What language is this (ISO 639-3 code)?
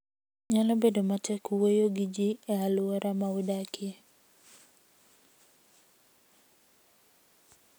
luo